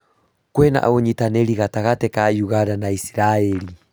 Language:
Kikuyu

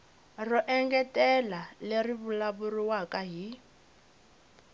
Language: Tsonga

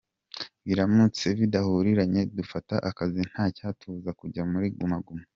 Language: Kinyarwanda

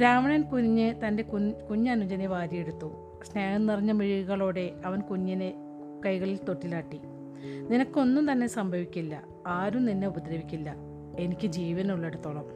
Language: Malayalam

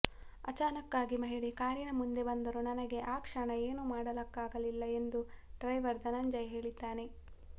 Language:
Kannada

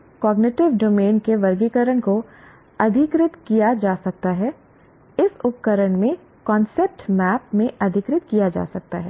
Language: Hindi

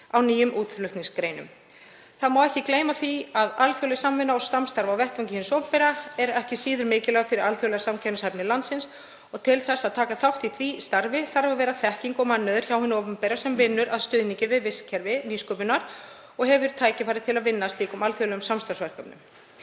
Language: Icelandic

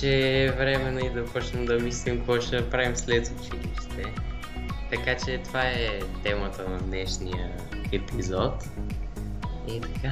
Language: Bulgarian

